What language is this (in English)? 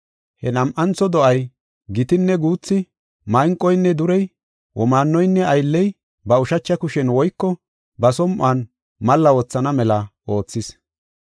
Gofa